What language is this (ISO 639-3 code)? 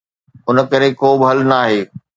snd